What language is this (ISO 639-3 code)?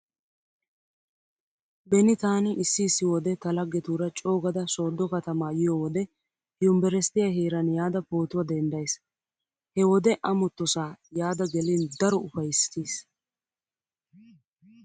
wal